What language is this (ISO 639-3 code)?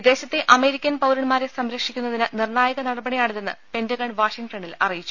mal